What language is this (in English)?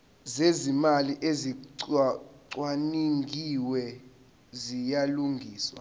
Zulu